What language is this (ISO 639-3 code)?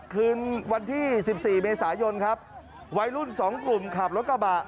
tha